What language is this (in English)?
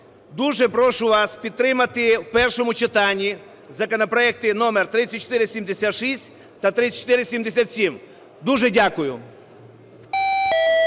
Ukrainian